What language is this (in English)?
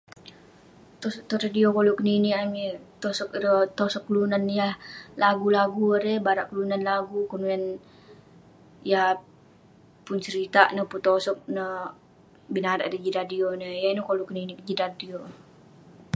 Western Penan